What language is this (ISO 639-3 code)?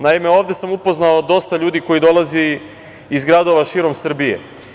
srp